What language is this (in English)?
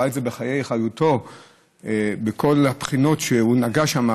Hebrew